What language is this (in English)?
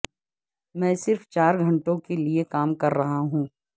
Urdu